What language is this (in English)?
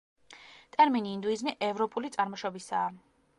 Georgian